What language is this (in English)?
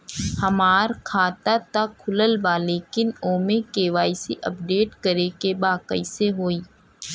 Bhojpuri